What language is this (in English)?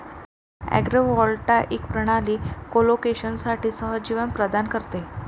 Marathi